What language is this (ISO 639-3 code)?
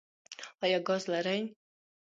pus